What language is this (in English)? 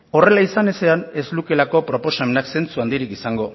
Basque